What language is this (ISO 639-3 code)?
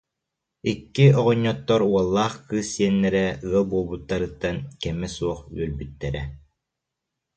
sah